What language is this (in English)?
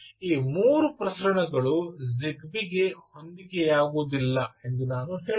Kannada